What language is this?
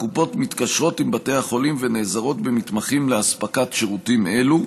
Hebrew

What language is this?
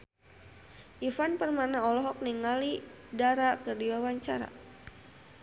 Sundanese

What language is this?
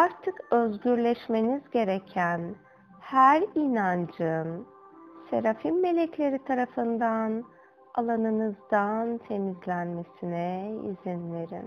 Turkish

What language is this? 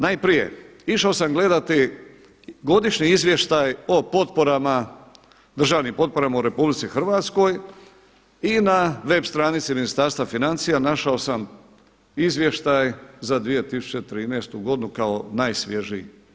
Croatian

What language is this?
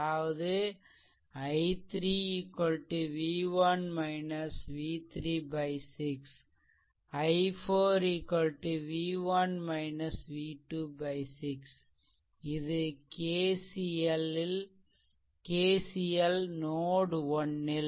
Tamil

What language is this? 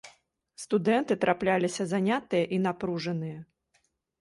Belarusian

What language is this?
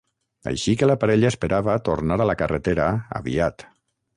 Catalan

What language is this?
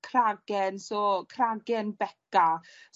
Welsh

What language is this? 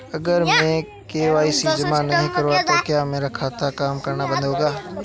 Hindi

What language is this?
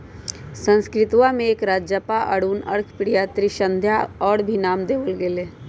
Magahi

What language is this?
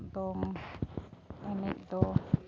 Santali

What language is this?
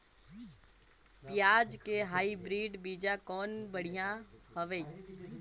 Chhattisgarhi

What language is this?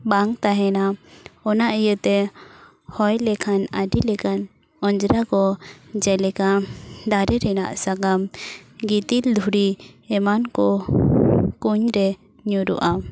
Santali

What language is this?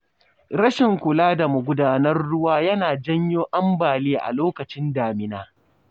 Hausa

